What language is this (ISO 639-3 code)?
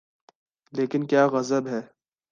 urd